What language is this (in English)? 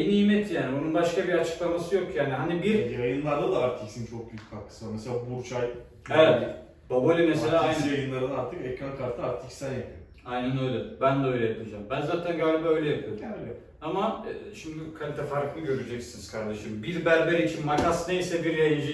Turkish